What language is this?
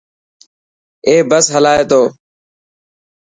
Dhatki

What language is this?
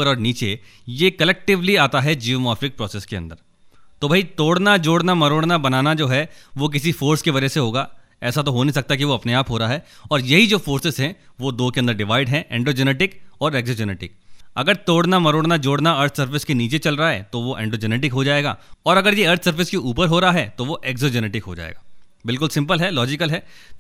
Hindi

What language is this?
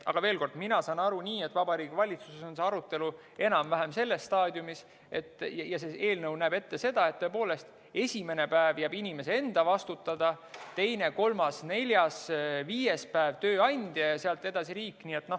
Estonian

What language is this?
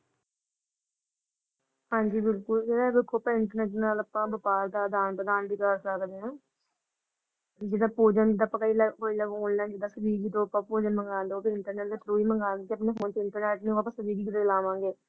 Punjabi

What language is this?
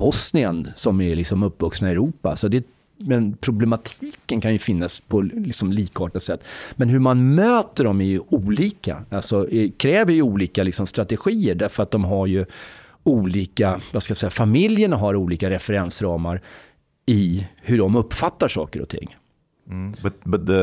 Swedish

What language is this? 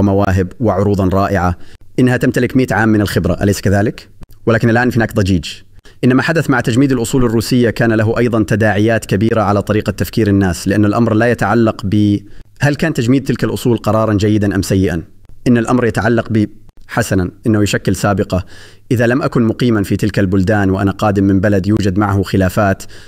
Arabic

